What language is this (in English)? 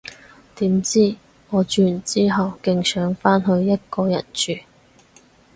Cantonese